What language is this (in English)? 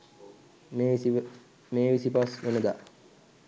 Sinhala